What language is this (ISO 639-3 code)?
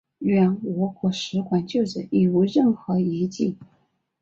zho